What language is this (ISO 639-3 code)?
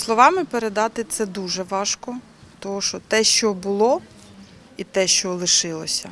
ukr